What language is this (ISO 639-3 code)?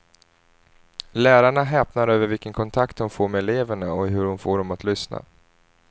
swe